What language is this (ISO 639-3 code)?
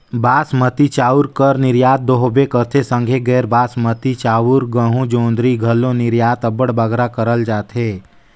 hne